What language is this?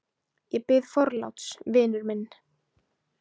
Icelandic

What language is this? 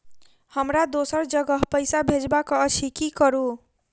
Maithili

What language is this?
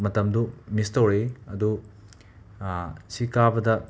Manipuri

